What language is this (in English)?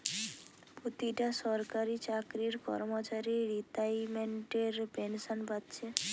Bangla